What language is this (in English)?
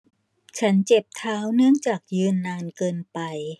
Thai